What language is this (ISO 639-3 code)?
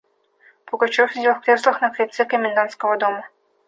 rus